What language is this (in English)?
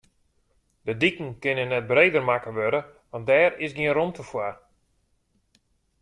Western Frisian